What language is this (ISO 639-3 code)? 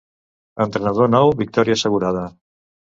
cat